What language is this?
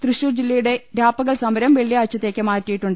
Malayalam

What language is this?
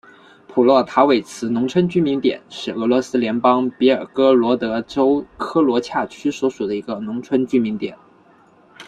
Chinese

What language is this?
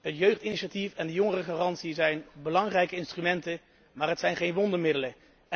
Dutch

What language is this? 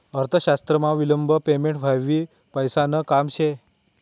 Marathi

